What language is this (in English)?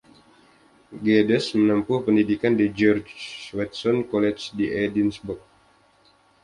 Indonesian